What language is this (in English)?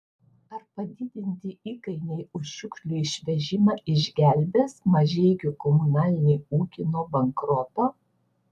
Lithuanian